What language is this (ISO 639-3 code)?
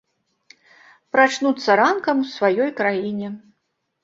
bel